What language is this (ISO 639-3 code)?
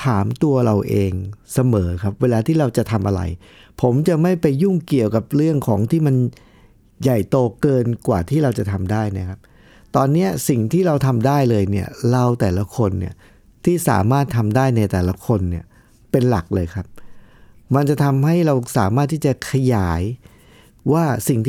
tha